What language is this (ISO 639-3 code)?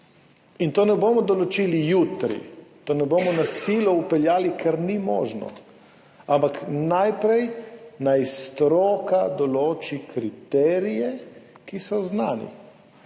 slv